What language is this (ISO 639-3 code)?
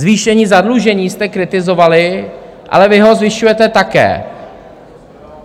ces